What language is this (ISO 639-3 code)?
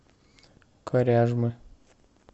rus